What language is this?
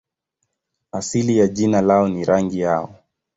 Swahili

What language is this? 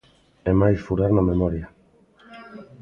Galician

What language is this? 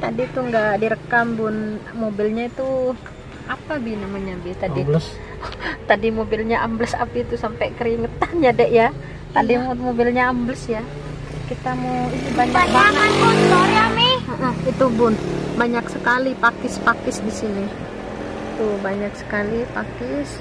Indonesian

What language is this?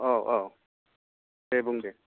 Bodo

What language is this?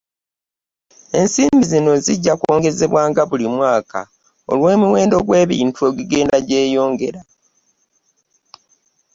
Ganda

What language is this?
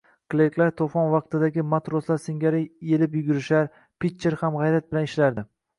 Uzbek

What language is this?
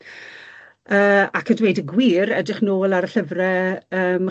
Welsh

